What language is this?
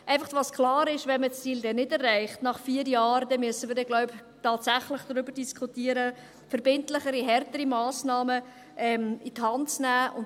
Swiss German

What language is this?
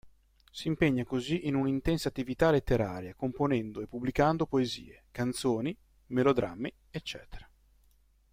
Italian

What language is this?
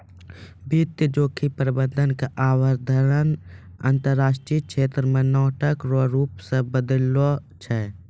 Maithili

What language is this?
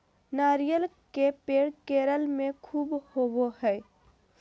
Magahi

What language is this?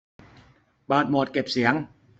Thai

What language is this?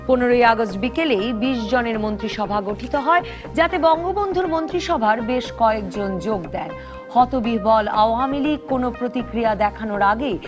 Bangla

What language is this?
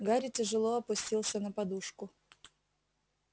Russian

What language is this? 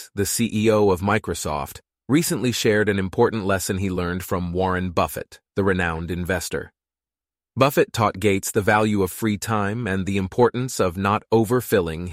English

